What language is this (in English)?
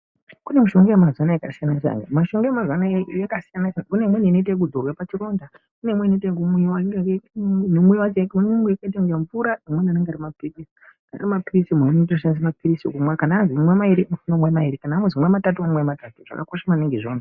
Ndau